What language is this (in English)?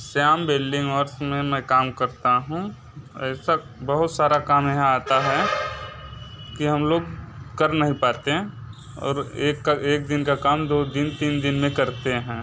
Hindi